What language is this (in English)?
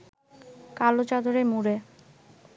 Bangla